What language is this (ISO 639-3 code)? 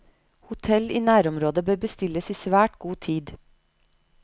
nor